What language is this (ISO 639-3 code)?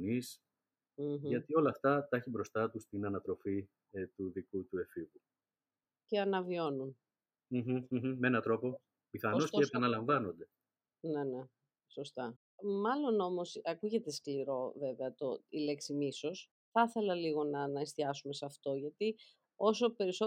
ell